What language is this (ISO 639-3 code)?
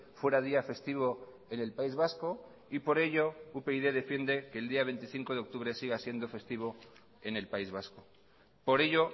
spa